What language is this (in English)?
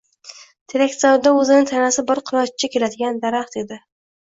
Uzbek